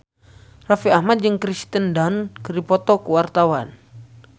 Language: Sundanese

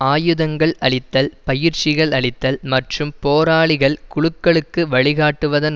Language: Tamil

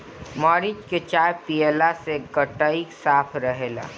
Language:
Bhojpuri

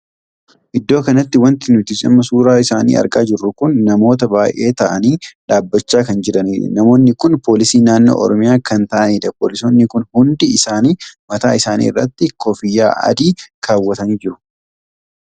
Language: Oromo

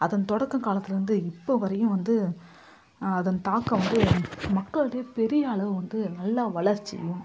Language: Tamil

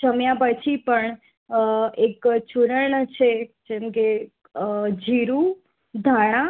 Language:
Gujarati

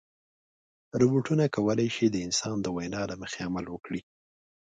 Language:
Pashto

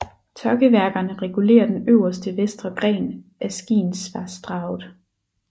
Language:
Danish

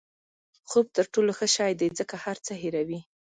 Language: Pashto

